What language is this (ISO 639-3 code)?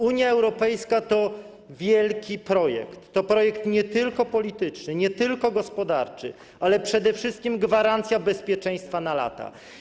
pol